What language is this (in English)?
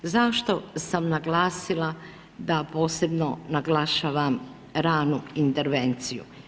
Croatian